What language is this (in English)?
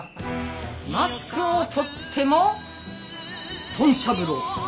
Japanese